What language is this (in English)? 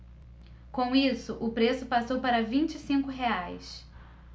Portuguese